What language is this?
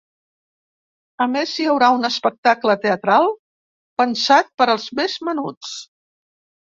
Catalan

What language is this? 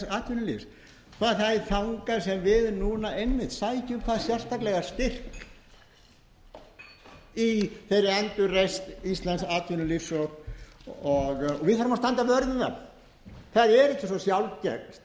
Icelandic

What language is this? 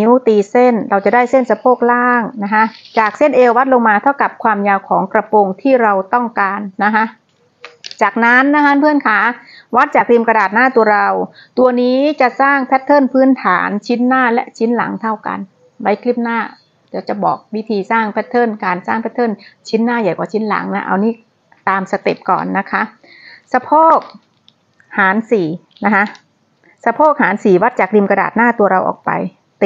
Thai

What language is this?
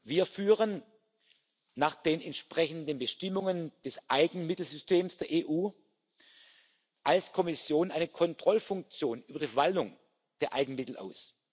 German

